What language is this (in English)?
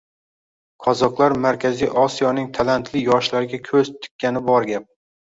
Uzbek